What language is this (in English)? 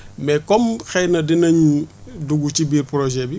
Wolof